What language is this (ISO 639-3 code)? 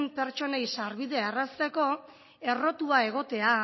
eus